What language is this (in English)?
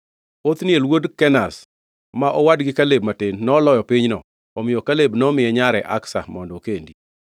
Luo (Kenya and Tanzania)